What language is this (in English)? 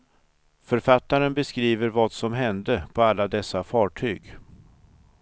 Swedish